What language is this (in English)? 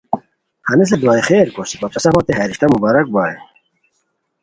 Khowar